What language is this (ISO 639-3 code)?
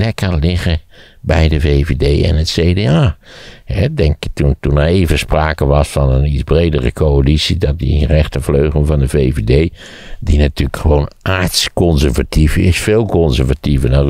nld